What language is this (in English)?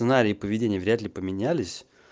Russian